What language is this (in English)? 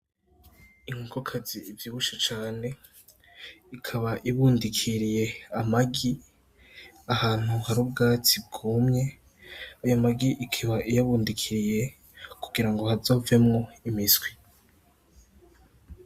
Rundi